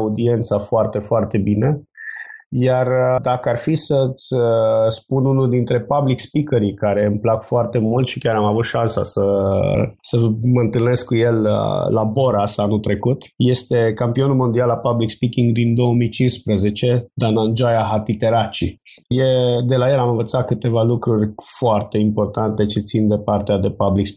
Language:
Romanian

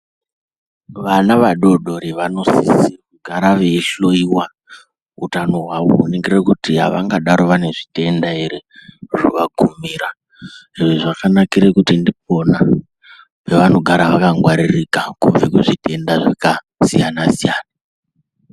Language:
Ndau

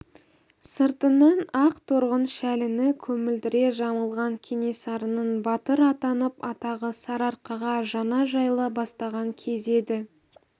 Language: Kazakh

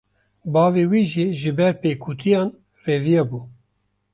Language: Kurdish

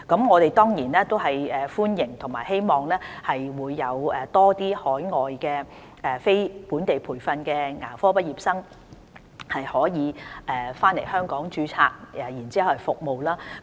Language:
Cantonese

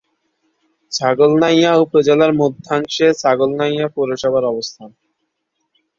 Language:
Bangla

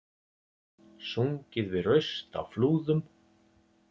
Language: Icelandic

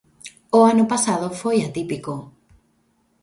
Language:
Galician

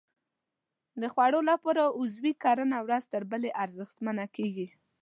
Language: Pashto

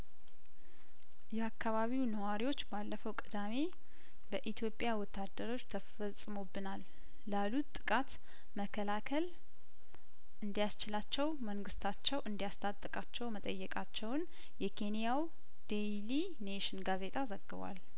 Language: Amharic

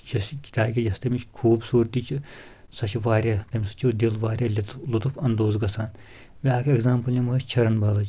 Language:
Kashmiri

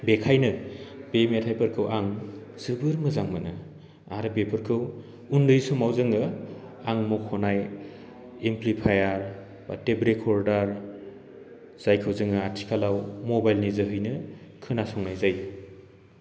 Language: Bodo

